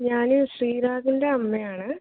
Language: Malayalam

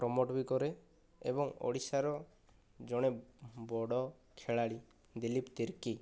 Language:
Odia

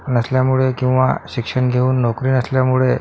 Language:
Marathi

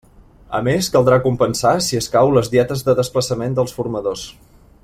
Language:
Catalan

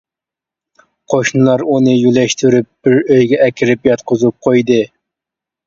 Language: Uyghur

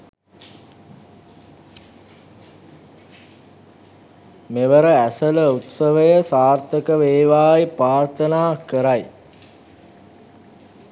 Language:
Sinhala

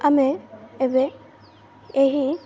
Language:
Odia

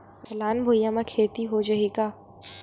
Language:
Chhattisgarhi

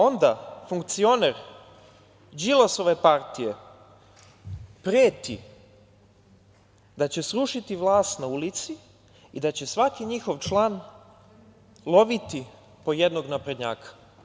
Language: Serbian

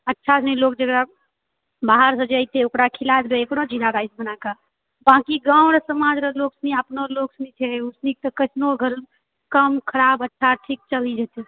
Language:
Maithili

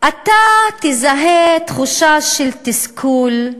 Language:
Hebrew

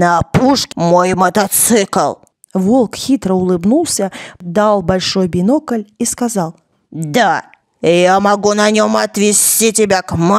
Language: Russian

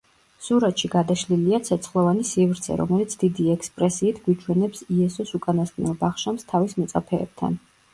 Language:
Georgian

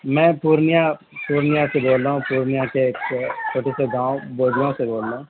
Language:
Urdu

